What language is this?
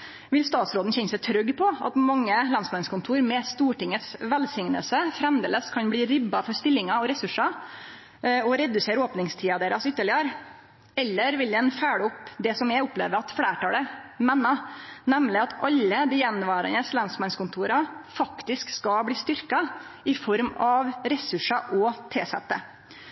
Norwegian Nynorsk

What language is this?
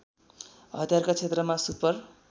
Nepali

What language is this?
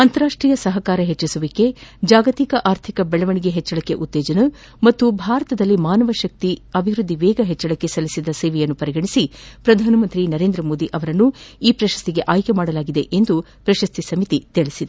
Kannada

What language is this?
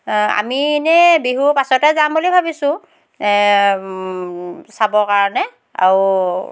Assamese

